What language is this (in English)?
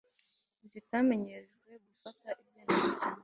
Kinyarwanda